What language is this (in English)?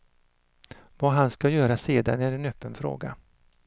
Swedish